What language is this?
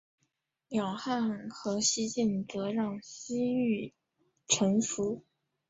Chinese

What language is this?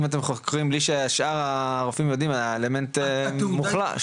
Hebrew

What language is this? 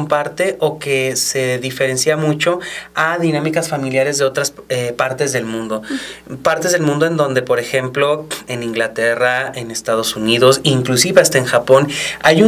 Spanish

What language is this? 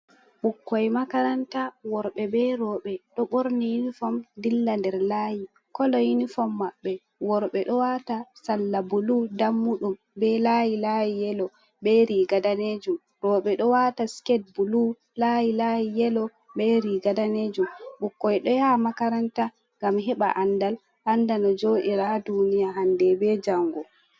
Fula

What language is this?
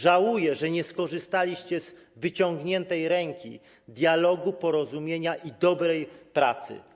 Polish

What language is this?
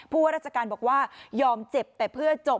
Thai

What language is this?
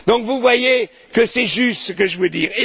French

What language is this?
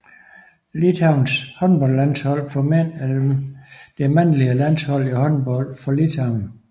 Danish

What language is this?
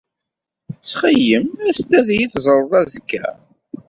Kabyle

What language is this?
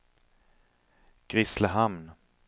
Swedish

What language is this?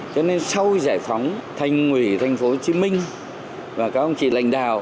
Vietnamese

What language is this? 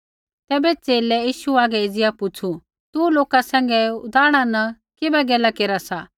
Kullu Pahari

